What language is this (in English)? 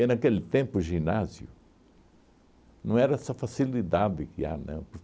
Portuguese